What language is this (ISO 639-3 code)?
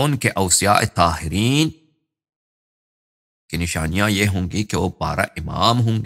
ara